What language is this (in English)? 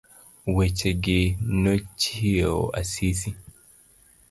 Luo (Kenya and Tanzania)